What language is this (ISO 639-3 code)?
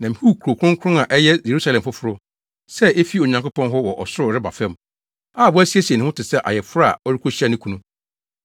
aka